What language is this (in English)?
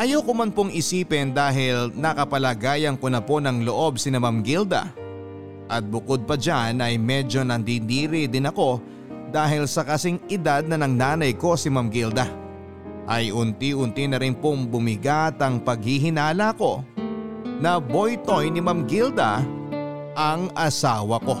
Filipino